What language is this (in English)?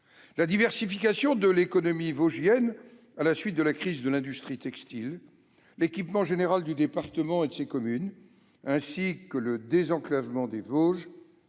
French